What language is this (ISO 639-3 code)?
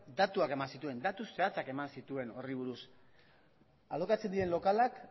eus